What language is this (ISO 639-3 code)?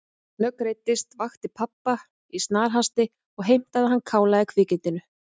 isl